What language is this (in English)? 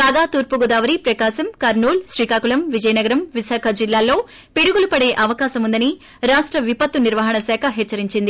Telugu